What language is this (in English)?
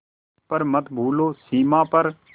Hindi